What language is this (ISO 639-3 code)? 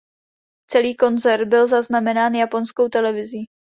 ces